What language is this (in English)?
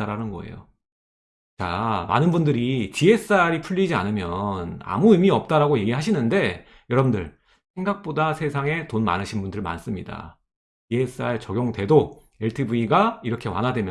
Korean